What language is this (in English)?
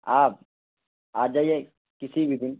Urdu